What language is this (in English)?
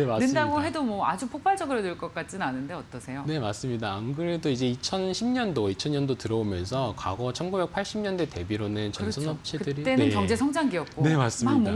Korean